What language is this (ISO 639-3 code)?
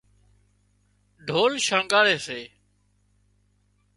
kxp